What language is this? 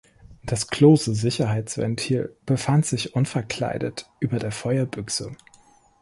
German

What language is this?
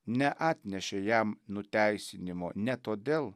Lithuanian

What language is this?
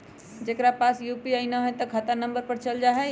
Magahi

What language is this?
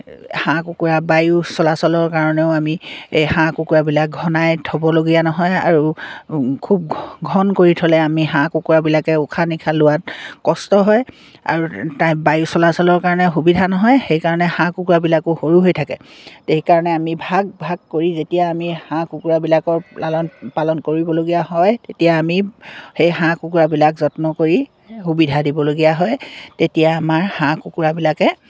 Assamese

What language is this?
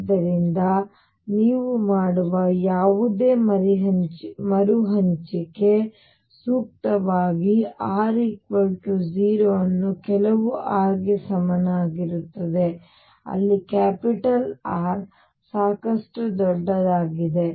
Kannada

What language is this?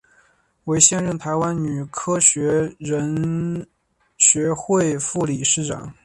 Chinese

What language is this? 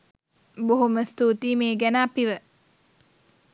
Sinhala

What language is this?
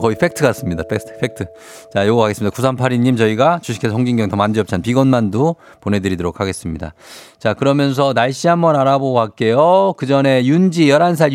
Korean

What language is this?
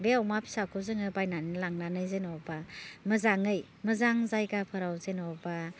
Bodo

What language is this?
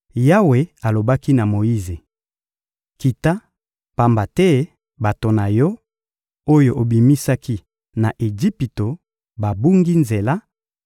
Lingala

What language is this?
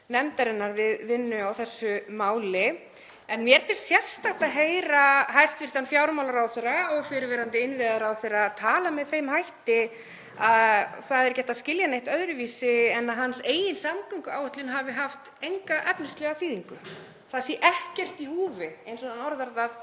Icelandic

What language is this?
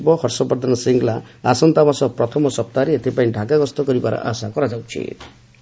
Odia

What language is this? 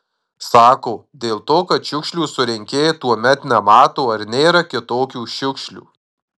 Lithuanian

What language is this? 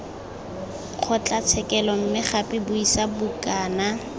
Tswana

